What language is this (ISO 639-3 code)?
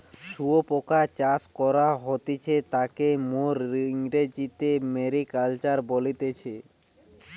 ben